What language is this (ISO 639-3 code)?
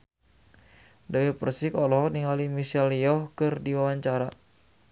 sun